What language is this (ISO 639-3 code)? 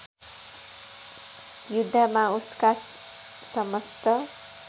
nep